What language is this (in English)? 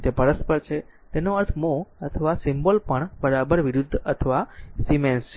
Gujarati